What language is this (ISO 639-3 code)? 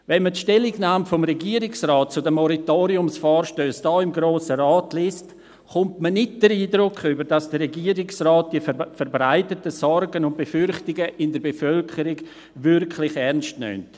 gsw